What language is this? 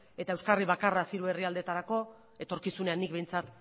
Basque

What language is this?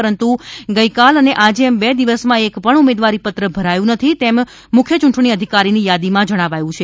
Gujarati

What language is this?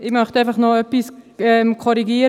Swiss German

